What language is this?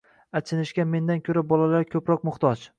Uzbek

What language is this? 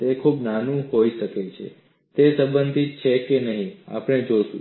Gujarati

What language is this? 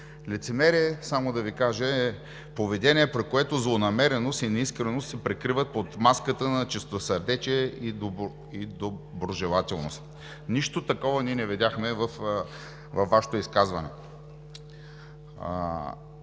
Bulgarian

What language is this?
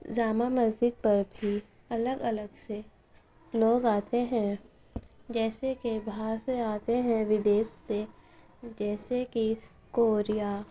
Urdu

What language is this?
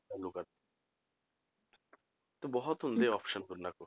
Punjabi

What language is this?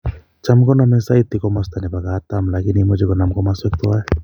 Kalenjin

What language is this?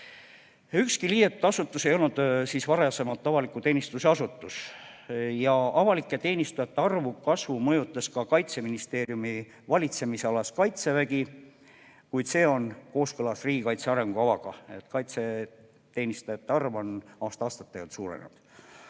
Estonian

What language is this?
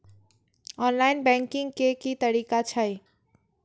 Maithili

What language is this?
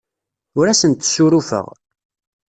Kabyle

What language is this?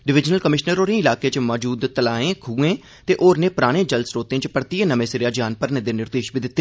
Dogri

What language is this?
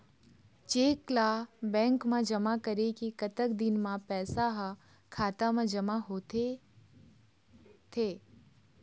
Chhattisgarhi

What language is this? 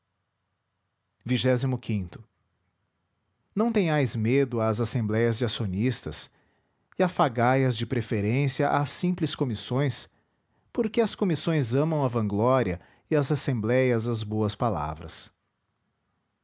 Portuguese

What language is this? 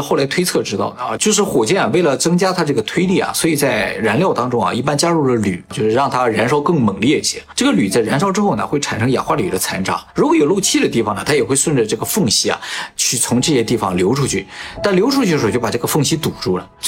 Chinese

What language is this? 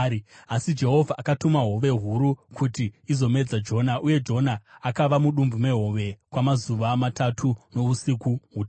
Shona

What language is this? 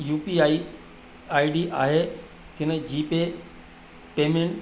Sindhi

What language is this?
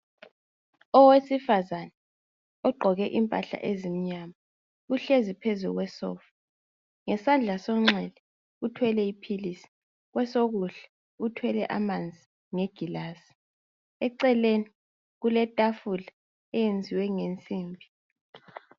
North Ndebele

